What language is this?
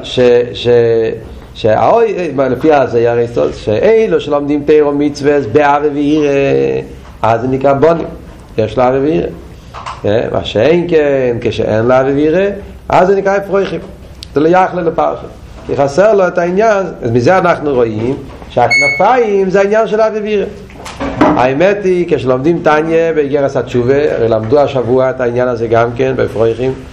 Hebrew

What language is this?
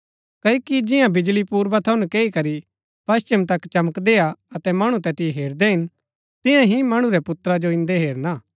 Gaddi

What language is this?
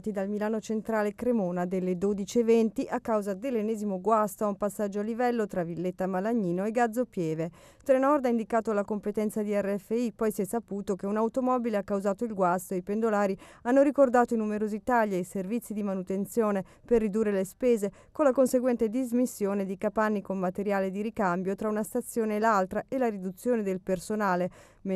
Italian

